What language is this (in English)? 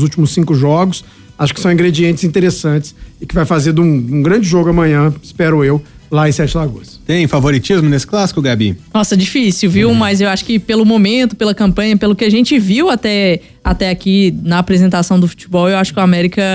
Portuguese